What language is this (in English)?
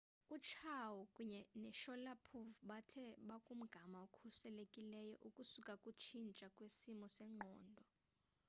Xhosa